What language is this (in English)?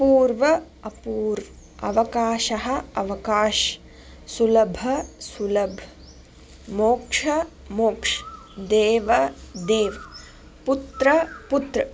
Sanskrit